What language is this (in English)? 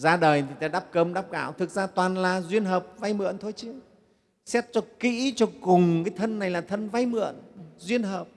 Vietnamese